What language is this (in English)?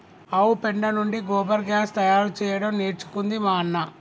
Telugu